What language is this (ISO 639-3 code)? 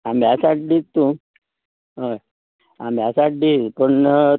kok